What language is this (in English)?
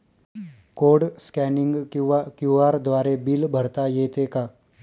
Marathi